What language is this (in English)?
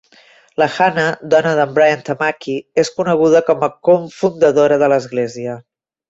Catalan